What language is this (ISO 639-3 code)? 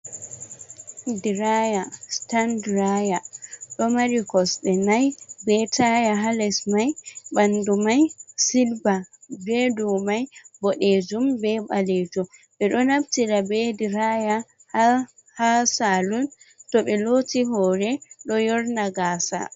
ful